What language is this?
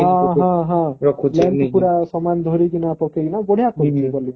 Odia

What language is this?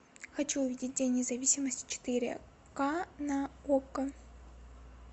Russian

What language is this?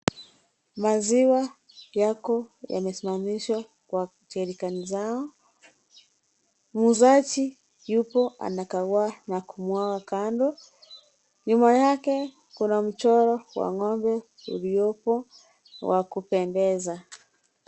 Swahili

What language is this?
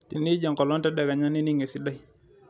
Masai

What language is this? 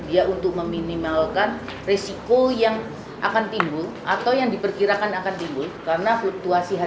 Indonesian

